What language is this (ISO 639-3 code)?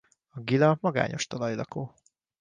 hun